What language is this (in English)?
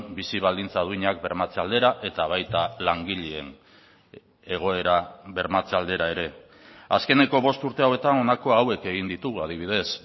Basque